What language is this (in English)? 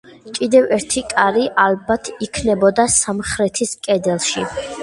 Georgian